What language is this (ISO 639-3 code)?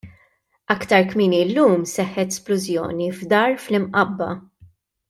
mlt